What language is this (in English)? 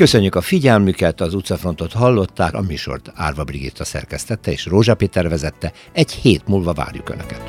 Hungarian